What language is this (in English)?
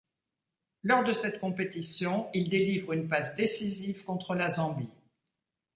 French